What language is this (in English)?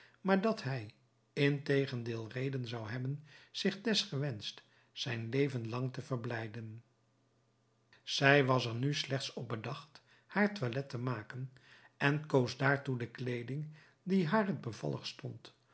Dutch